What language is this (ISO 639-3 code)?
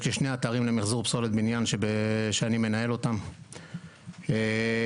heb